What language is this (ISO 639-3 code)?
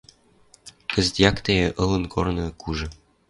mrj